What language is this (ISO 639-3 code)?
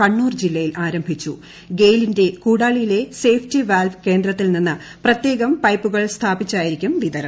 mal